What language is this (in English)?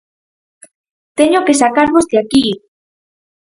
Galician